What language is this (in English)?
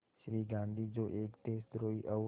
Hindi